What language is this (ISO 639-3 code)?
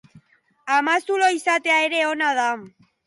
eus